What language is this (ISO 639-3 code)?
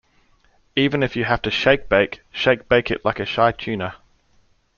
eng